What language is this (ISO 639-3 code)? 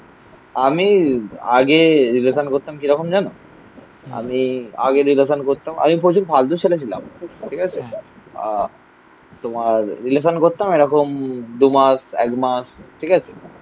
ben